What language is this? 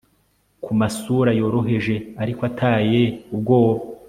Kinyarwanda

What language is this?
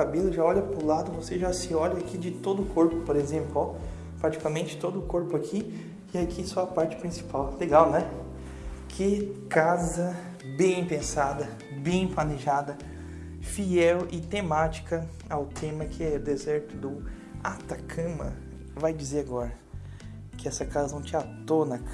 Portuguese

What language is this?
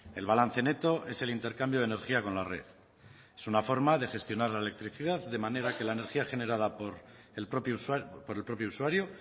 Spanish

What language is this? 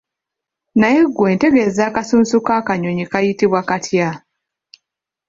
Ganda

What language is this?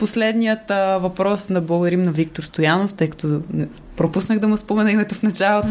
Bulgarian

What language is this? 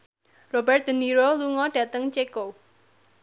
Javanese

